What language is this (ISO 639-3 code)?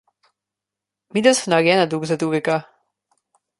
slv